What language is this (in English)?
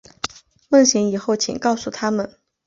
Chinese